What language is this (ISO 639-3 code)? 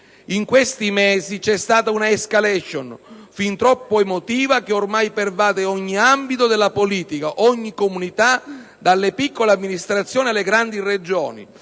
ita